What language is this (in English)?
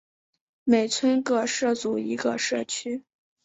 Chinese